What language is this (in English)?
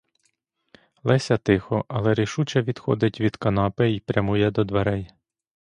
Ukrainian